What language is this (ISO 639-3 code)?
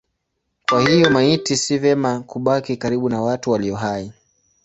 swa